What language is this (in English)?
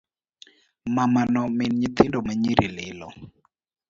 Luo (Kenya and Tanzania)